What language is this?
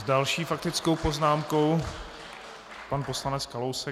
Czech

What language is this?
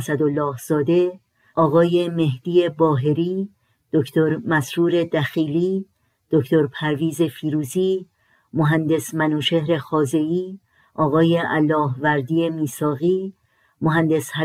Persian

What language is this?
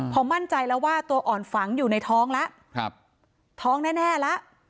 Thai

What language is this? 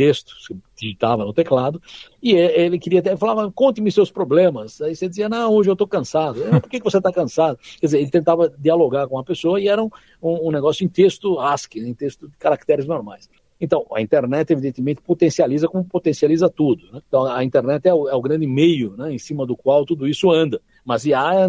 Portuguese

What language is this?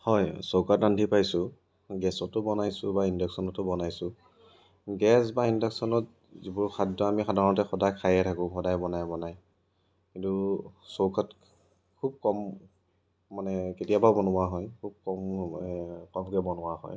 Assamese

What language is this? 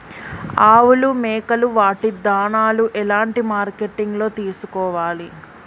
Telugu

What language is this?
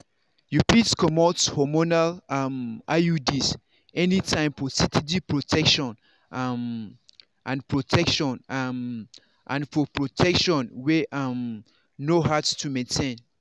Nigerian Pidgin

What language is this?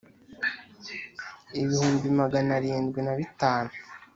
Kinyarwanda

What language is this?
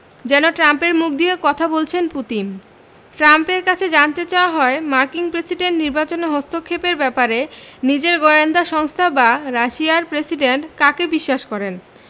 Bangla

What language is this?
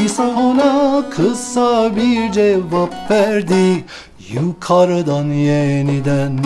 Turkish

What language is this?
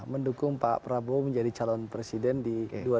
Indonesian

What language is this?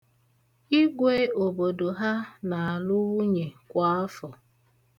Igbo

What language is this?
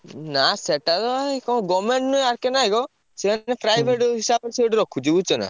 Odia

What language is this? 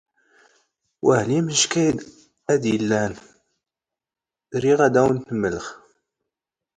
Standard Moroccan Tamazight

